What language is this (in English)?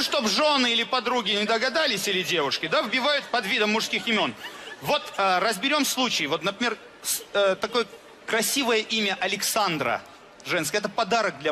Russian